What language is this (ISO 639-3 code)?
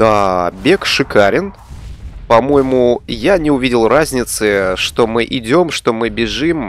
rus